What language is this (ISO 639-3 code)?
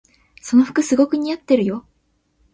jpn